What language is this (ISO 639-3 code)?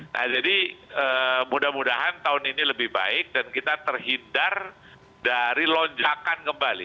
ind